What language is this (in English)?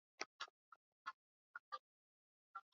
Swahili